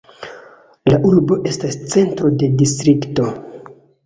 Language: Esperanto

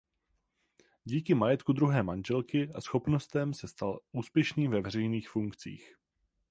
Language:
Czech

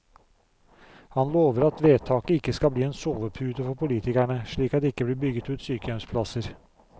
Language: Norwegian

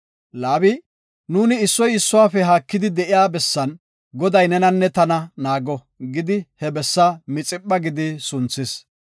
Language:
Gofa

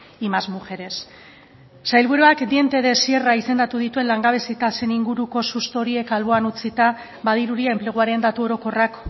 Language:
Basque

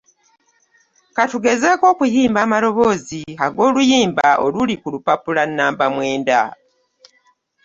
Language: Ganda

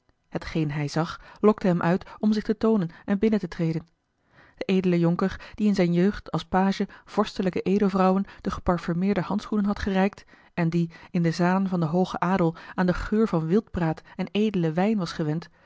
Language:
Dutch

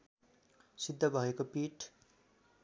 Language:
Nepali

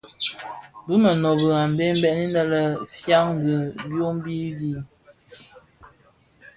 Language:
Bafia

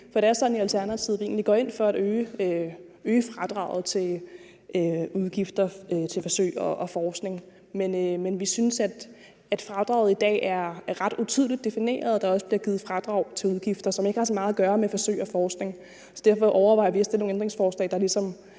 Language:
Danish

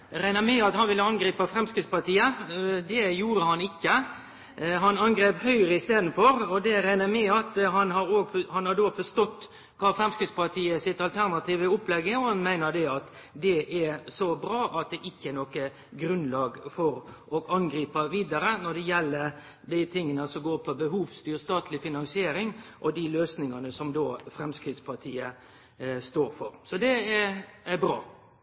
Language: Norwegian Nynorsk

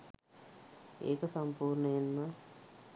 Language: Sinhala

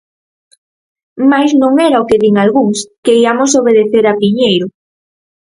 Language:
Galician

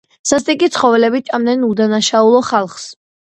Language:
Georgian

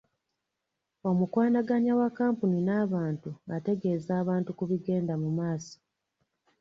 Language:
Ganda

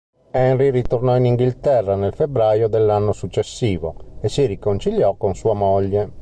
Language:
Italian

